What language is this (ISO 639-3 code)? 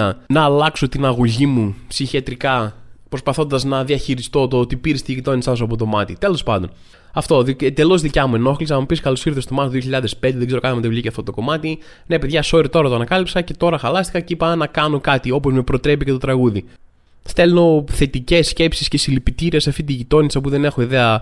ell